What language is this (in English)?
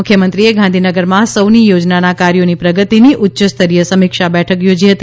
Gujarati